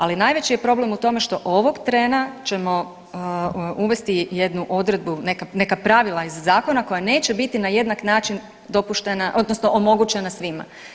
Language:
Croatian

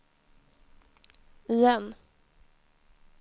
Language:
Swedish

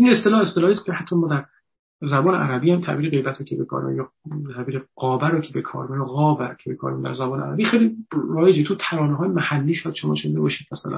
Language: Persian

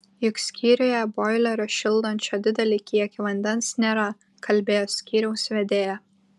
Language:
Lithuanian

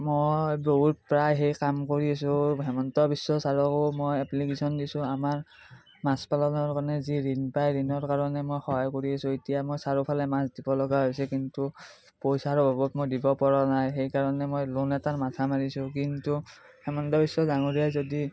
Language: Assamese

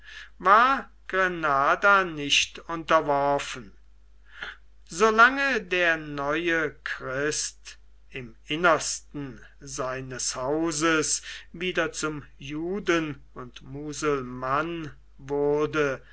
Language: German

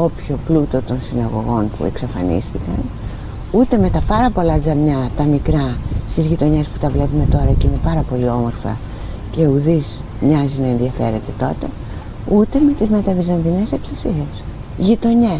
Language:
Greek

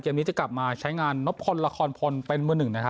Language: Thai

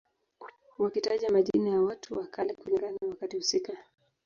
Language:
Swahili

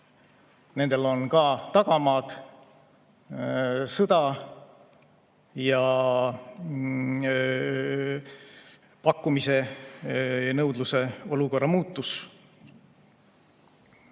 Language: Estonian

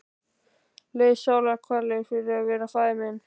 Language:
Icelandic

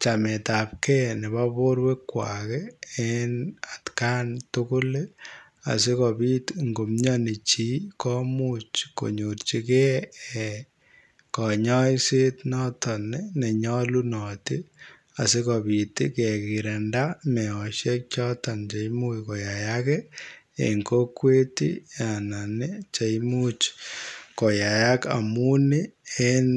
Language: Kalenjin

